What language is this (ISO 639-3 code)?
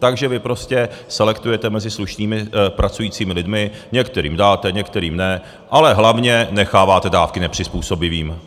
ces